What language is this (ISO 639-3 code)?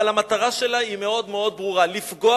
heb